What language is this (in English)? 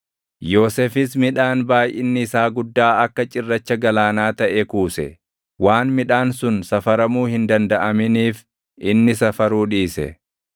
Oromo